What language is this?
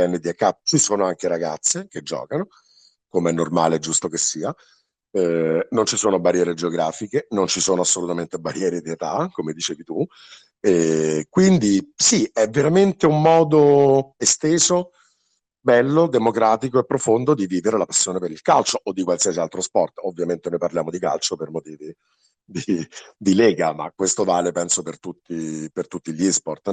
Italian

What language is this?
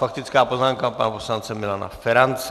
Czech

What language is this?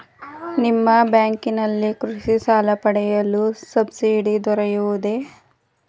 Kannada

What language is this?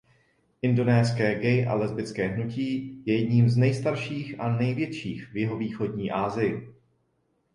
Czech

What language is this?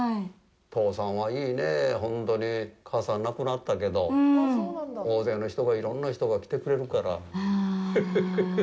Japanese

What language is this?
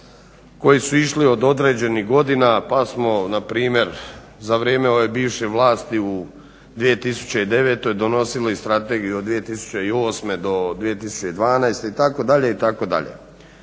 Croatian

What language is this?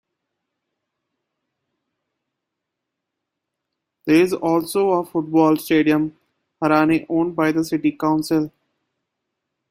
English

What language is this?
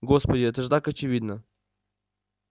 Russian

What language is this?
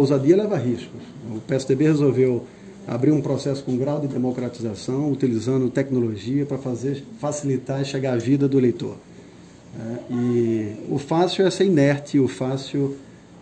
Portuguese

